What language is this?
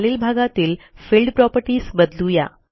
Marathi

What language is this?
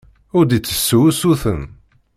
Kabyle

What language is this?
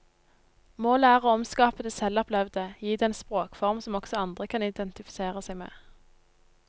Norwegian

